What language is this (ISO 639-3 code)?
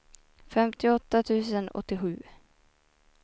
swe